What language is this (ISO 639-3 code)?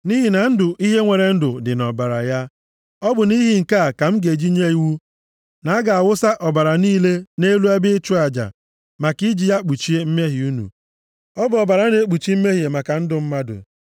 ibo